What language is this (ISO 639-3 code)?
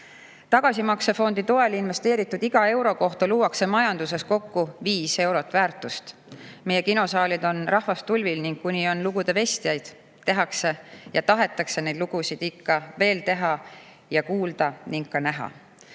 est